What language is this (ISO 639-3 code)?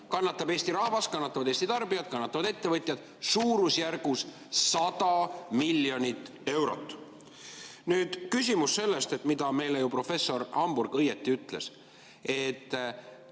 est